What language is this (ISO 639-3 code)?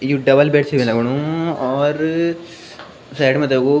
gbm